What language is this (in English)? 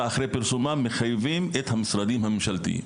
Hebrew